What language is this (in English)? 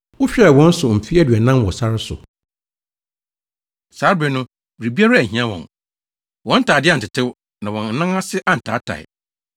Akan